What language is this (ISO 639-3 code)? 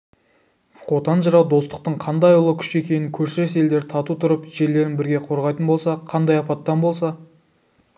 kaz